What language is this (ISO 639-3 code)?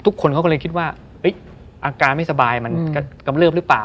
tha